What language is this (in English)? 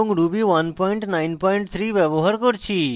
Bangla